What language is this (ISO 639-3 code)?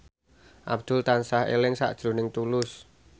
jav